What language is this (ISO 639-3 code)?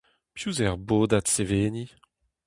bre